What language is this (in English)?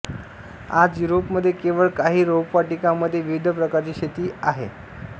Marathi